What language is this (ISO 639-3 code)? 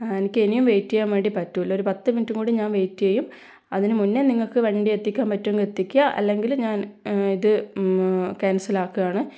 mal